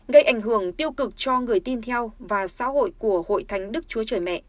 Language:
Vietnamese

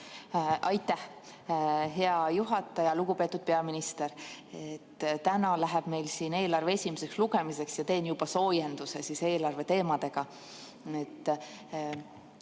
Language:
Estonian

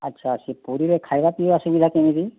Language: Odia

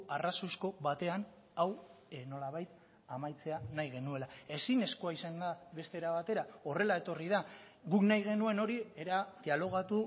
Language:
Basque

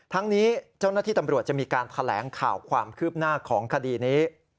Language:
Thai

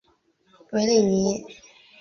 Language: Chinese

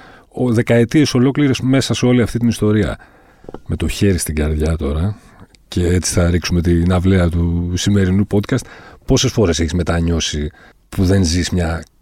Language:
Greek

